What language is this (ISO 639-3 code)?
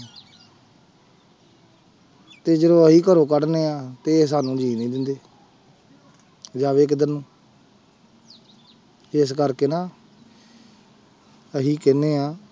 pan